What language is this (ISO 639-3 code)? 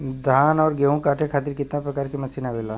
bho